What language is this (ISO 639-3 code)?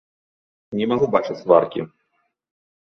bel